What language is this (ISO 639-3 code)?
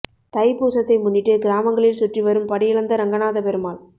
tam